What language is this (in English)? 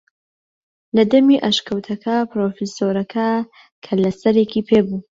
Central Kurdish